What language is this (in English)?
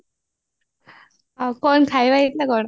Odia